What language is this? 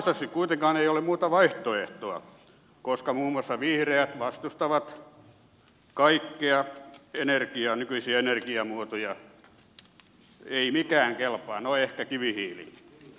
Finnish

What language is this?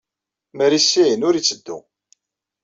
Kabyle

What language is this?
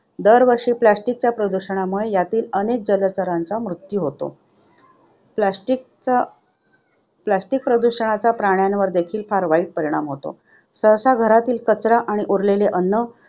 Marathi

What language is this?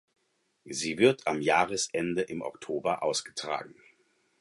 German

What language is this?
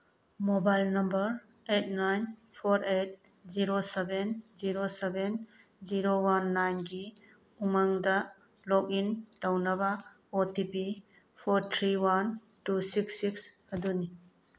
Manipuri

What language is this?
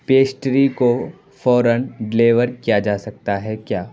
Urdu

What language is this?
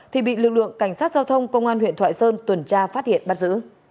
Vietnamese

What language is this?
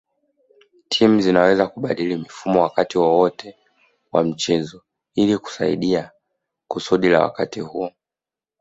Swahili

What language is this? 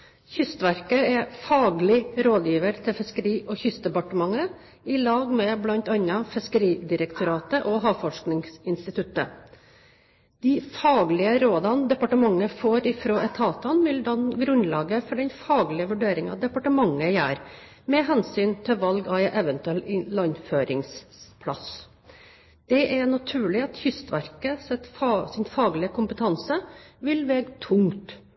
Norwegian Nynorsk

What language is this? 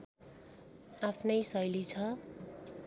Nepali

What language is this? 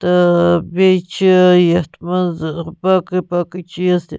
Kashmiri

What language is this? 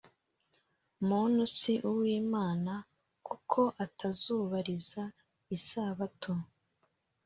Kinyarwanda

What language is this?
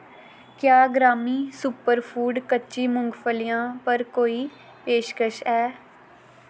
Dogri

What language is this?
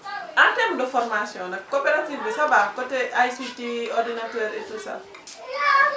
Wolof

